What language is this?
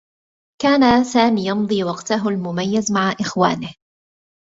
Arabic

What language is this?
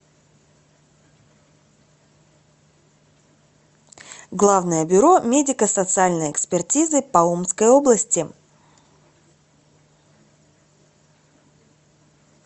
Russian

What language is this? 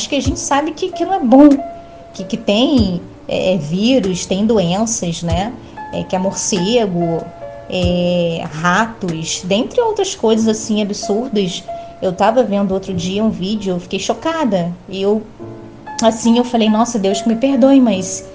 Portuguese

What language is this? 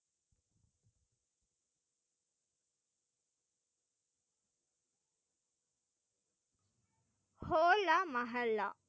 Tamil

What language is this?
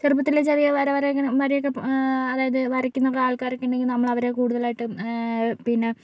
Malayalam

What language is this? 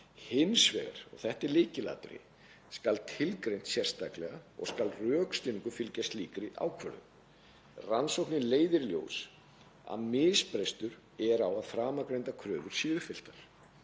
Icelandic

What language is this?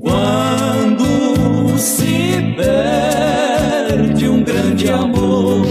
Portuguese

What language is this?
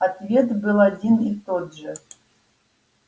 Russian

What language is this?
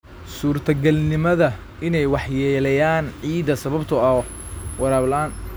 Somali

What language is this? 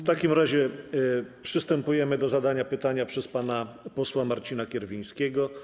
Polish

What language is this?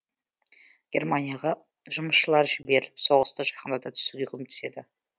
Kazakh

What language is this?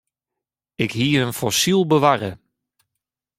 Western Frisian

